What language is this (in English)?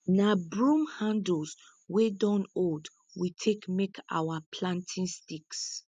Nigerian Pidgin